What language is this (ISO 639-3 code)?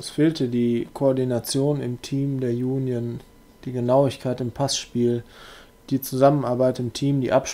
deu